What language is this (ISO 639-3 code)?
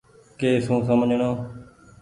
gig